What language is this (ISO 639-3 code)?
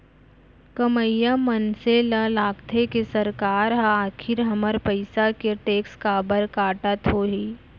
hne